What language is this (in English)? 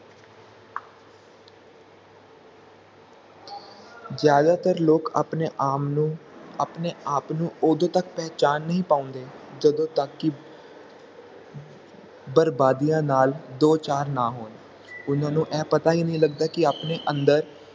Punjabi